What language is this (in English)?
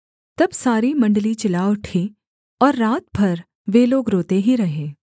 Hindi